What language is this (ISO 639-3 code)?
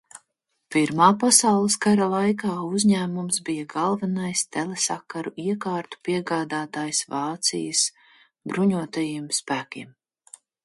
lav